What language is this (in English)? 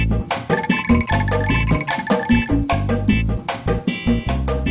Indonesian